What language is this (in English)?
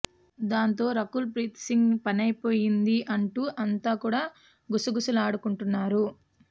Telugu